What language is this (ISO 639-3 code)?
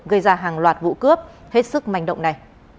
vie